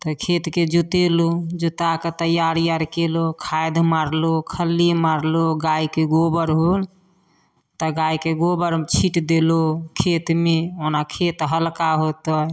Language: Maithili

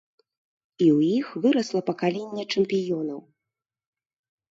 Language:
Belarusian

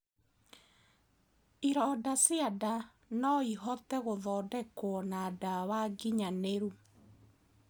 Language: Kikuyu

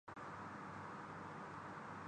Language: Urdu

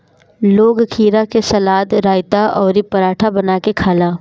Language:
Bhojpuri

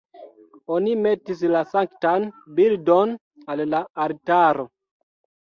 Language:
Esperanto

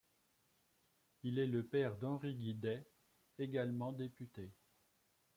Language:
French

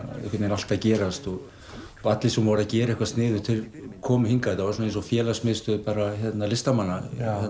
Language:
Icelandic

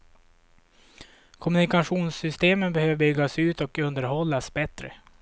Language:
Swedish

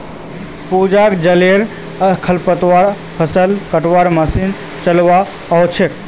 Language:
Magahi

